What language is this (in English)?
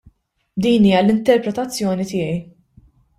Maltese